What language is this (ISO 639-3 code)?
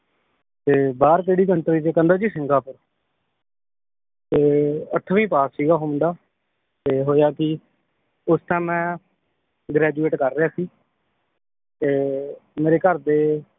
pan